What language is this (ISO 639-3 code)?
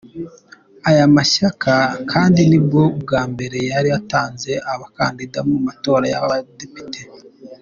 kin